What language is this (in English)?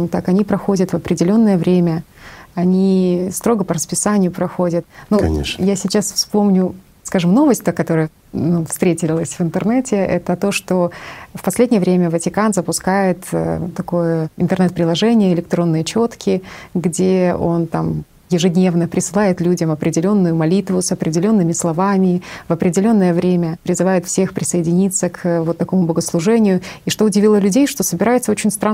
Russian